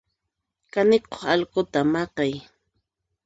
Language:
Puno Quechua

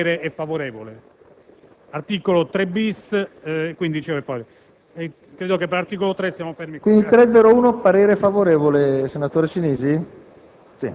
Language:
Italian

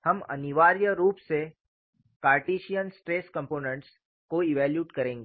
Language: Hindi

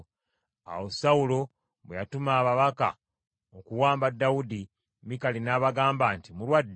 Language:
Ganda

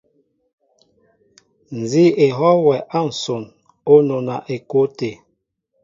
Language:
Mbo (Cameroon)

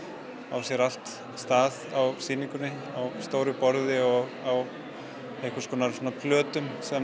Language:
Icelandic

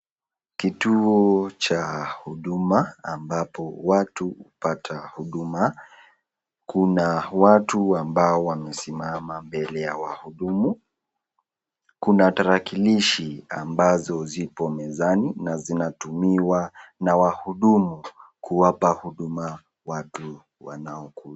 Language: Swahili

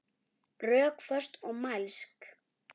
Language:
Icelandic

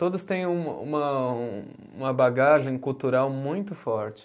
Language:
Portuguese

